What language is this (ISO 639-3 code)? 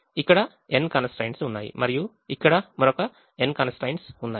tel